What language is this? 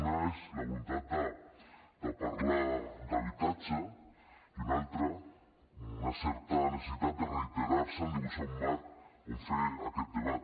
Catalan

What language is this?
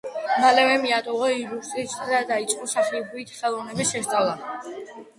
Georgian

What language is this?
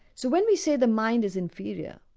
English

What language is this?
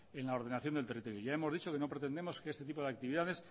Spanish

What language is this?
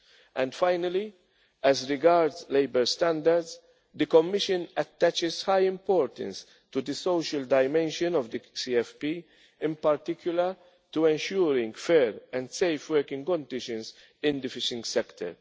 English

